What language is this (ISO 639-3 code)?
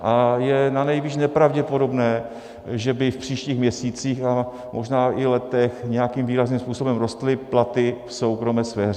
ces